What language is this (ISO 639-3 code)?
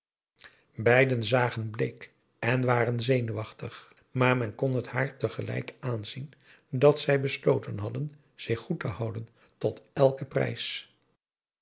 nld